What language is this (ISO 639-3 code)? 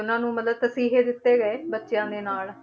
pan